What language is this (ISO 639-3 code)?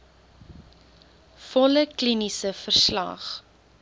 afr